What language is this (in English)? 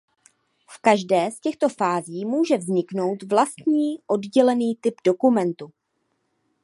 Czech